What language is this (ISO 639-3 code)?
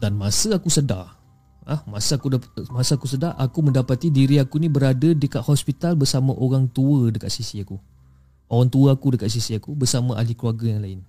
msa